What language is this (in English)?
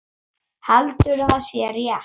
Icelandic